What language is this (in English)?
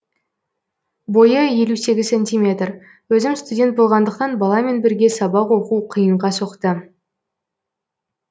Kazakh